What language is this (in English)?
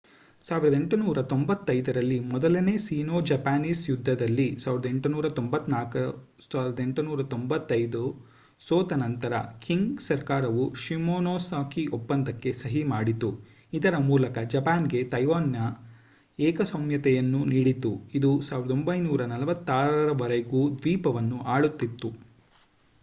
Kannada